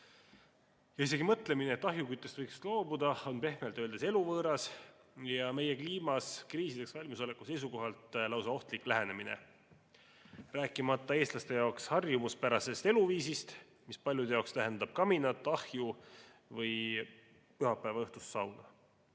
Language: Estonian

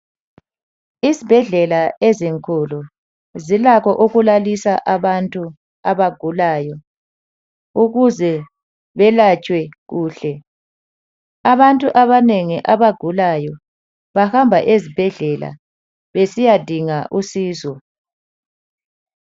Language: North Ndebele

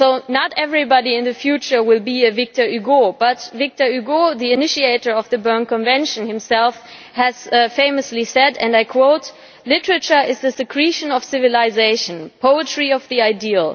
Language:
English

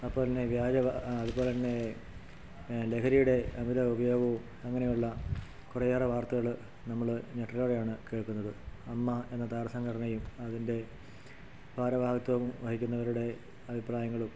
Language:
Malayalam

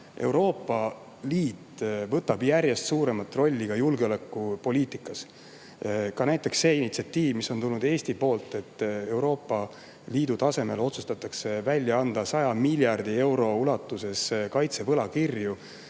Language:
Estonian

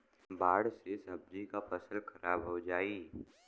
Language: Bhojpuri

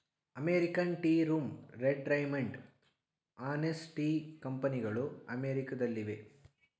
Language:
Kannada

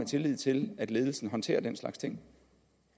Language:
Danish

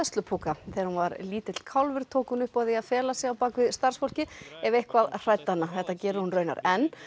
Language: Icelandic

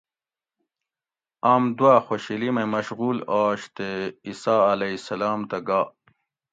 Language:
Gawri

